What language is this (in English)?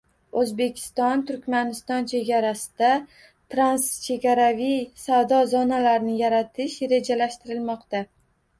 Uzbek